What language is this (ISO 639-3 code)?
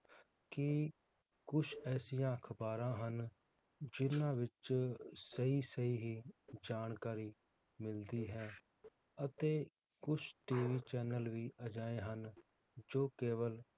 pan